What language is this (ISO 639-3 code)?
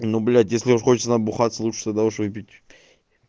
rus